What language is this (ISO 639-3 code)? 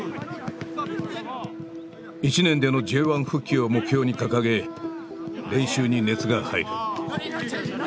jpn